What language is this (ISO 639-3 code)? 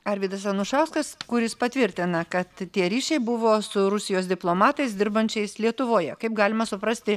lit